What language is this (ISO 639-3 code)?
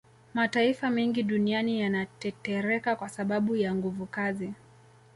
swa